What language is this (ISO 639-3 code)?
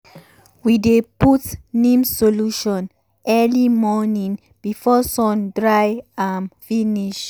pcm